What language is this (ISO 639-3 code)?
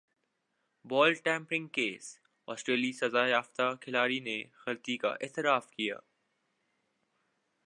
urd